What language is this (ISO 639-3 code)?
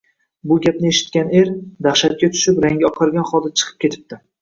uzb